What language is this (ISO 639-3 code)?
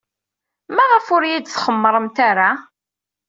kab